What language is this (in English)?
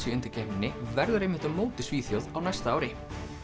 Icelandic